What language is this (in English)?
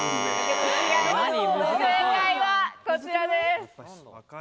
Japanese